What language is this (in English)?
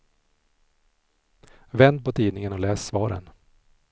Swedish